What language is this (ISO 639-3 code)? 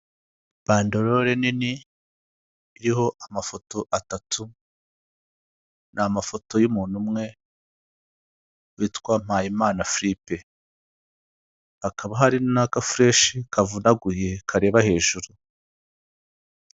kin